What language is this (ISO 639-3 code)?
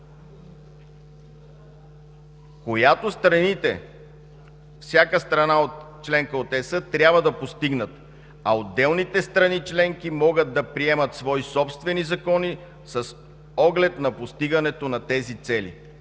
bul